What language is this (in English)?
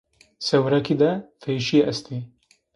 Zaza